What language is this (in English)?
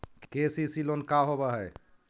Magahi